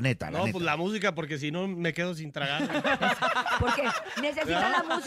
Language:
Spanish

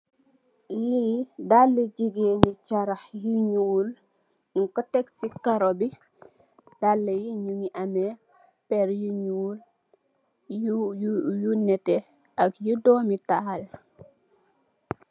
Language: Wolof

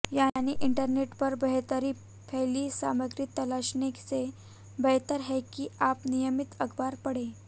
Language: Hindi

